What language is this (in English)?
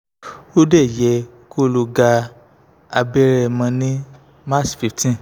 Yoruba